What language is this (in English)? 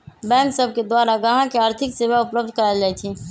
Magahi